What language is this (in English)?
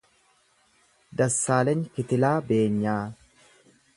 Oromo